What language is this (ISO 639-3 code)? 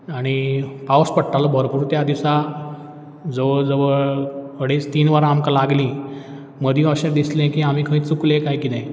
kok